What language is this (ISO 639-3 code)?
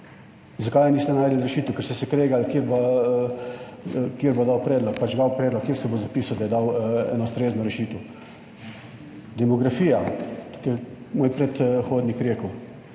slv